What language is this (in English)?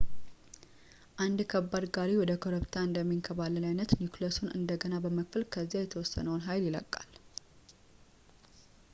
Amharic